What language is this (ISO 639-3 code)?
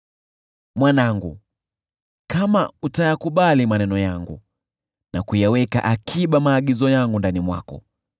swa